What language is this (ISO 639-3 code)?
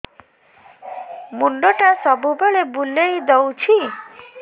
ori